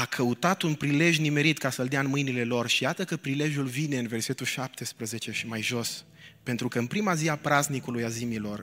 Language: Romanian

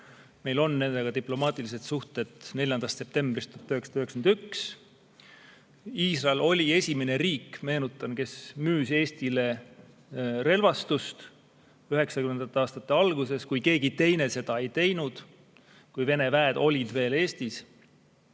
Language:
Estonian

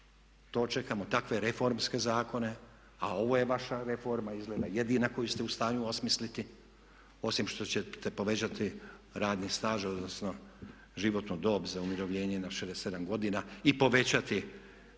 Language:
Croatian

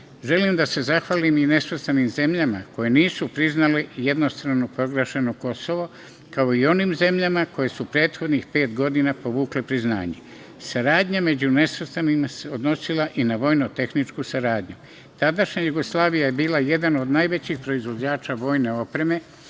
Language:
Serbian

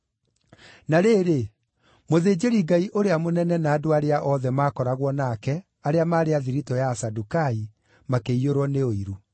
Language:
Kikuyu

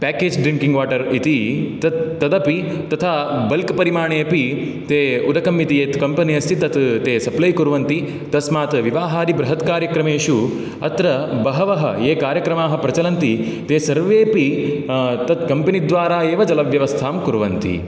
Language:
Sanskrit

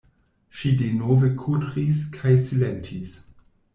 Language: Esperanto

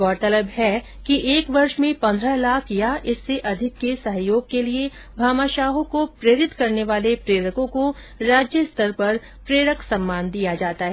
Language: Hindi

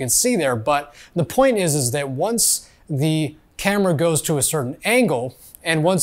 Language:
English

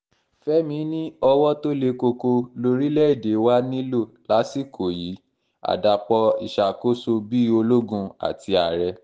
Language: Yoruba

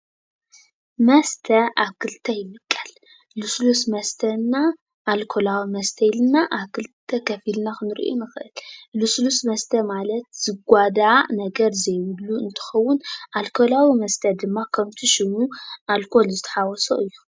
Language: Tigrinya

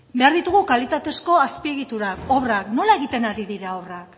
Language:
Basque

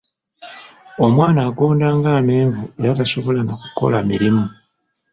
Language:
Ganda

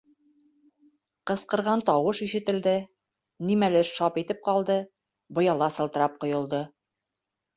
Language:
Bashkir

